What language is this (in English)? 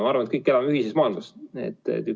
Estonian